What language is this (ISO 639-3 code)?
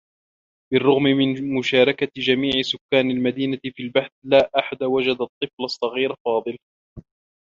ara